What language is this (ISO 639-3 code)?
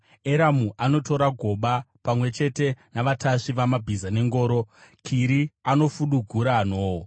sna